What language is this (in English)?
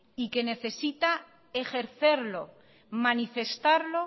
Spanish